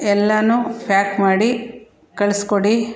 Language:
Kannada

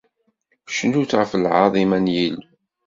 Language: Kabyle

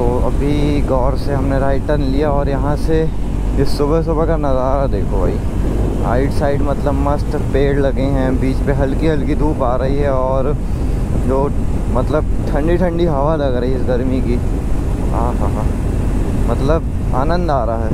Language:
Hindi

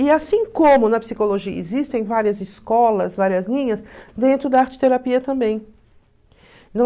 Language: Portuguese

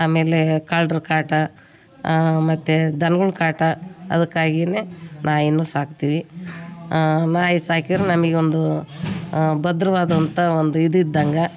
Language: Kannada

